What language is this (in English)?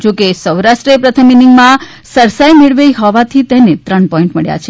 Gujarati